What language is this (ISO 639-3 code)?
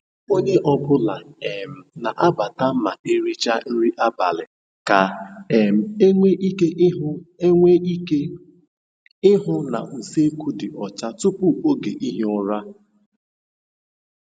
ibo